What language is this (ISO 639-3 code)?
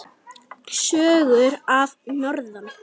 isl